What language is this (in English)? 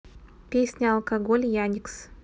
Russian